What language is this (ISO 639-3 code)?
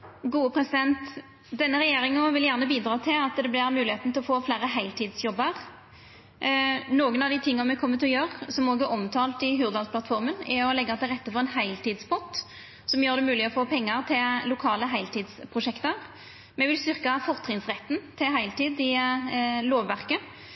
nno